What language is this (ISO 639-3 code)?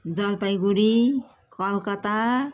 nep